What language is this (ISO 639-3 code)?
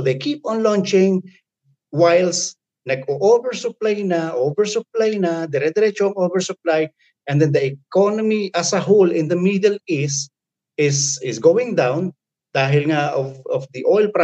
fil